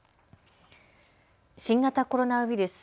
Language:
Japanese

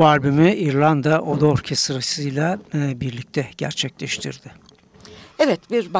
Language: Turkish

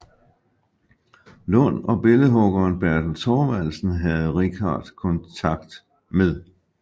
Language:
Danish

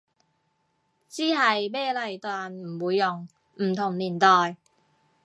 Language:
Cantonese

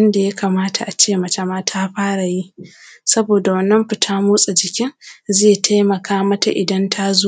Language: Hausa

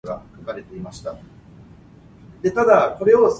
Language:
Min Nan Chinese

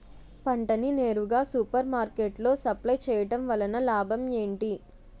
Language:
Telugu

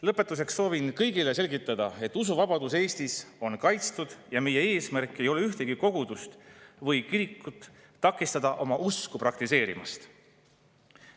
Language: Estonian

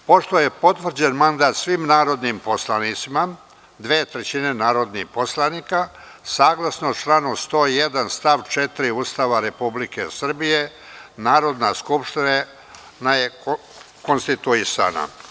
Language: Serbian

